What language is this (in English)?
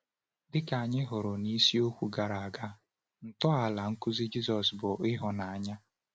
Igbo